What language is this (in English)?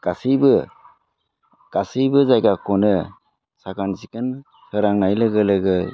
Bodo